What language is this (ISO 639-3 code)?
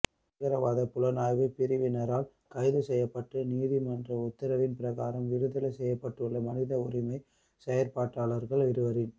tam